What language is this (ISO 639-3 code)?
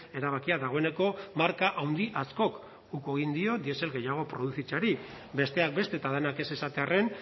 eus